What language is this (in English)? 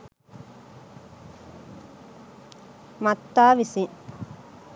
Sinhala